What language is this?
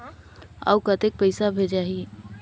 Chhattisgarhi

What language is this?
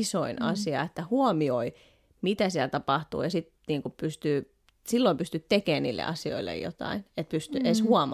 Finnish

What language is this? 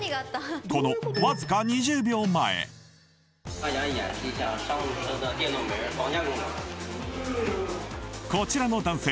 Japanese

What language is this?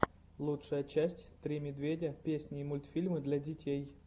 Russian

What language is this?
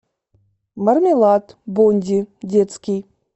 Russian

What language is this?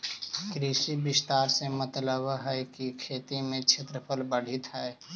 Magahi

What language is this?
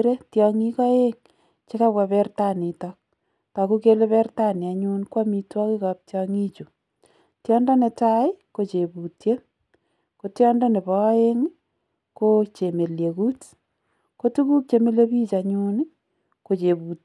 Kalenjin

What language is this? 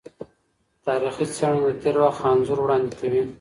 Pashto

